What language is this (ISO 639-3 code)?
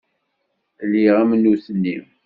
kab